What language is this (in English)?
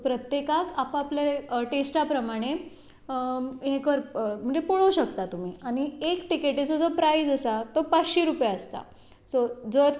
Konkani